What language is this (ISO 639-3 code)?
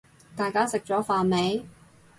yue